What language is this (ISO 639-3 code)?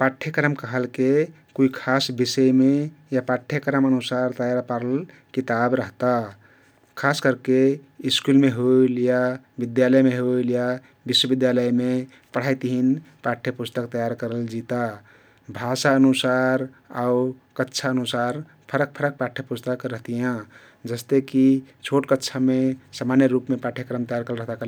tkt